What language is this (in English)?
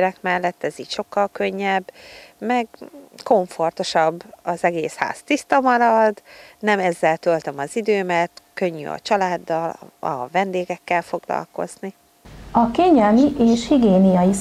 Hungarian